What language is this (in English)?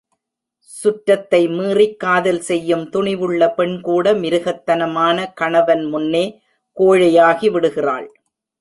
Tamil